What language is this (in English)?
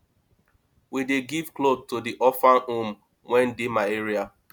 Nigerian Pidgin